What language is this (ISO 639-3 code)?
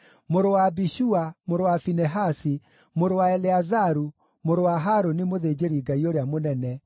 kik